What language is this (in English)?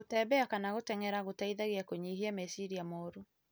Kikuyu